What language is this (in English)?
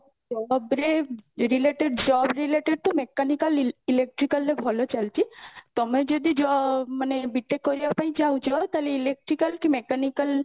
Odia